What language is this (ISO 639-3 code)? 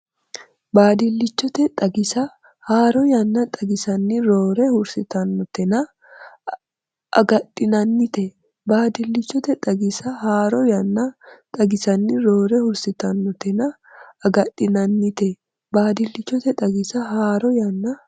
sid